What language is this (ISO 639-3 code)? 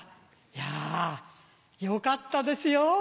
jpn